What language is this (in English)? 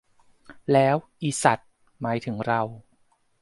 Thai